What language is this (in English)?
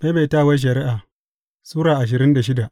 Hausa